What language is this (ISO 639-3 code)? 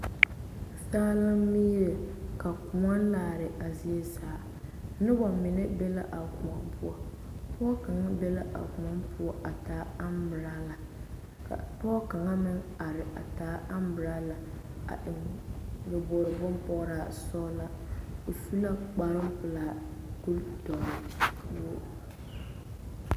dga